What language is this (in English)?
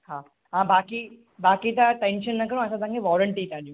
Sindhi